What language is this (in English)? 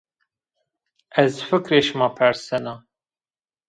Zaza